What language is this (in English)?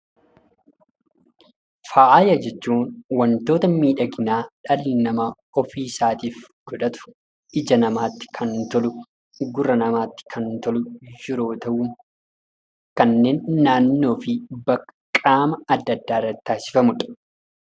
Oromo